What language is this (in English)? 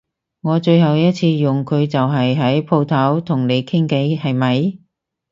Cantonese